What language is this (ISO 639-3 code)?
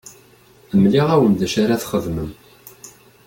kab